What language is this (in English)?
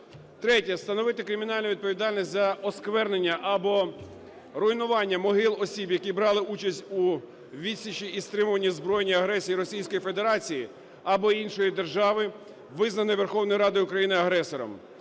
Ukrainian